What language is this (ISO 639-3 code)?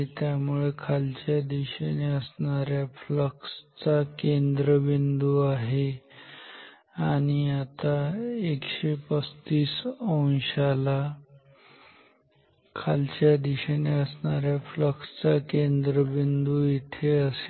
mar